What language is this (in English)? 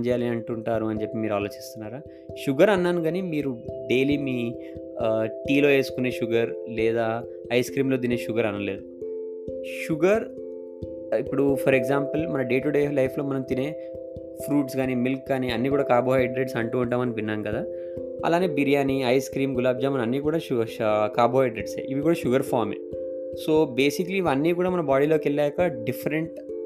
Telugu